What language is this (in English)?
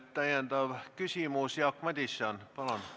Estonian